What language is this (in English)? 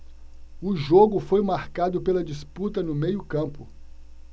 Portuguese